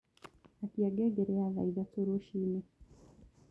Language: Kikuyu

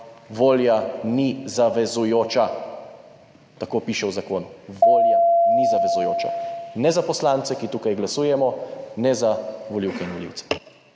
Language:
Slovenian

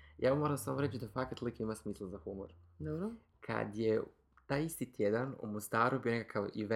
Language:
Croatian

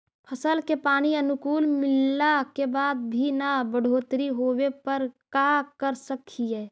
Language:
Magahi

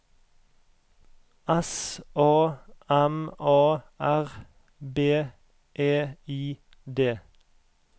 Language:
Norwegian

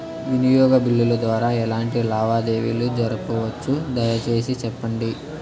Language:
Telugu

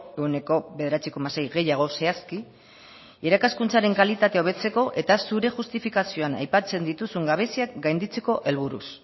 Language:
Basque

